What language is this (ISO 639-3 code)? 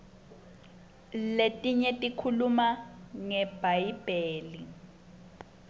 ssw